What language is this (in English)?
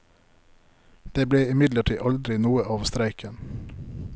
Norwegian